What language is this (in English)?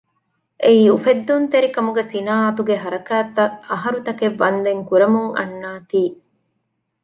Divehi